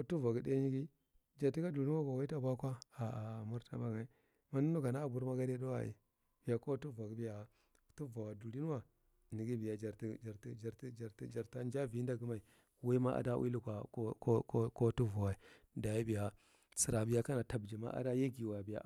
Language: Marghi Central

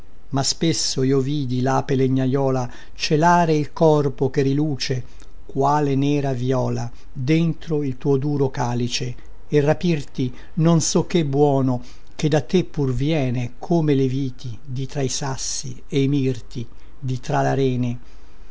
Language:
Italian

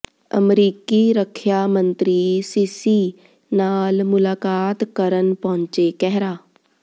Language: Punjabi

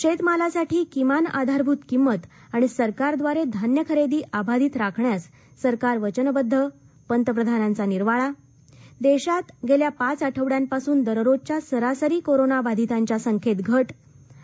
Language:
Marathi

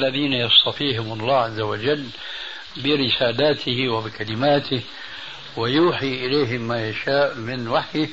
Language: Arabic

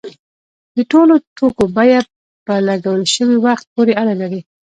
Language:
Pashto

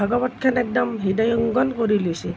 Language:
Assamese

